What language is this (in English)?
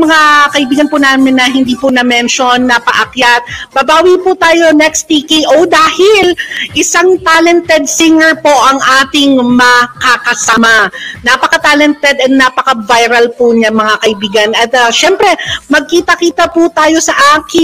Filipino